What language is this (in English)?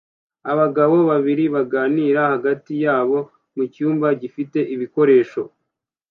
Kinyarwanda